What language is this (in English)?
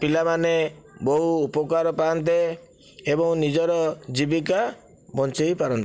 Odia